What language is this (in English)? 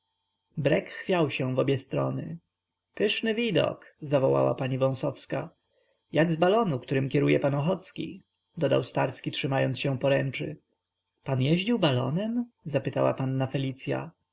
Polish